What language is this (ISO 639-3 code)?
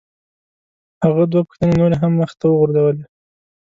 pus